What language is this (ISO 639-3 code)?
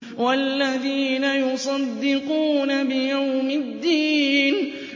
ara